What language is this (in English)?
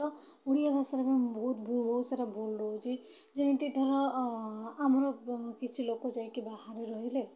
Odia